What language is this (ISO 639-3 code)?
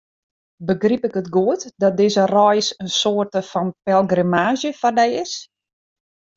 fry